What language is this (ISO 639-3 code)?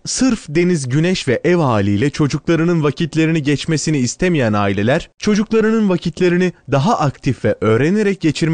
tur